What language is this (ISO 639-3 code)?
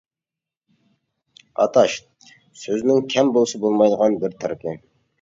uig